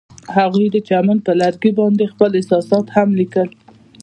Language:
Pashto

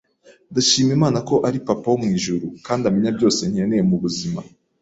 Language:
Kinyarwanda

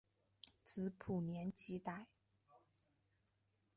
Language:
Chinese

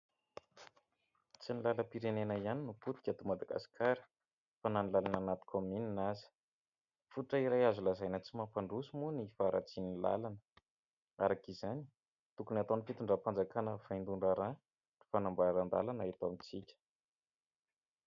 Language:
Malagasy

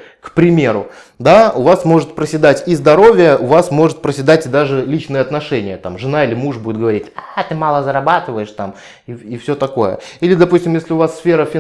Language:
Russian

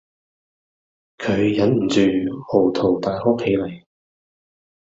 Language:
Cantonese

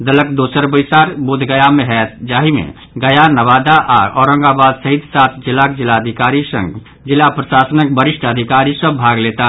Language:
Maithili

